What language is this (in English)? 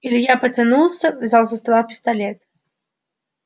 Russian